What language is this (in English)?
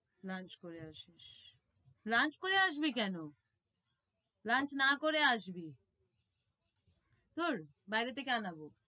Bangla